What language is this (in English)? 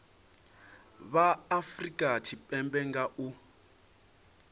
Venda